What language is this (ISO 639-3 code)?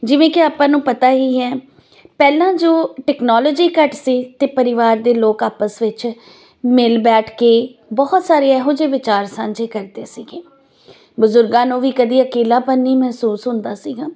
pan